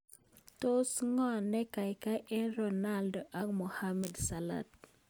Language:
Kalenjin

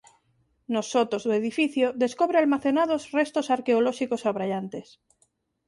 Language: Galician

